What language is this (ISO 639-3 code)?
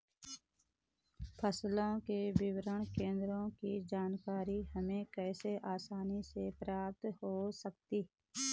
hin